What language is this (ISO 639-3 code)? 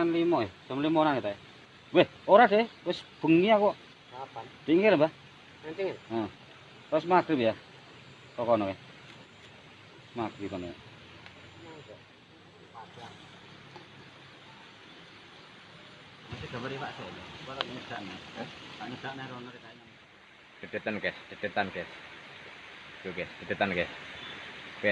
ind